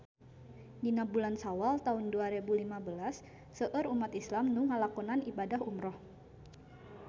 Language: Sundanese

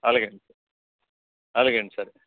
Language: Telugu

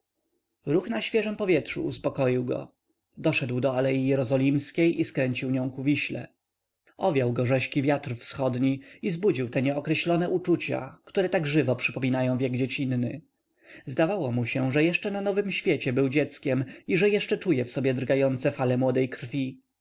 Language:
Polish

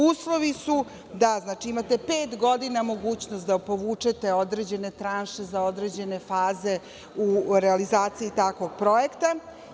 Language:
Serbian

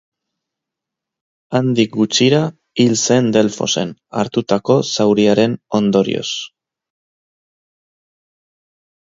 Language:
Basque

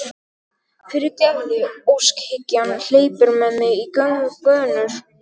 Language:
Icelandic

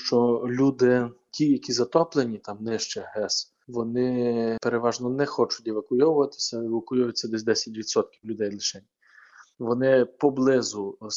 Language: Ukrainian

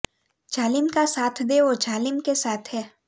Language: Gujarati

